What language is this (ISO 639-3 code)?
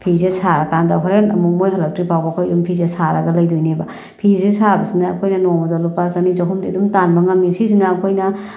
mni